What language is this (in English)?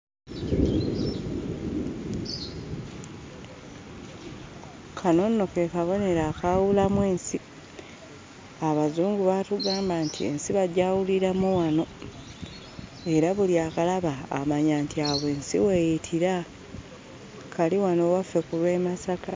Ganda